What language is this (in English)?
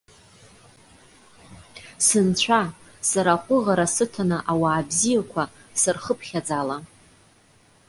Abkhazian